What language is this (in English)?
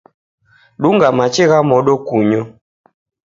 Taita